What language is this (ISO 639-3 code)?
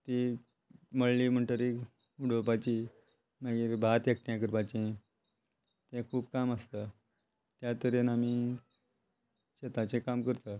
kok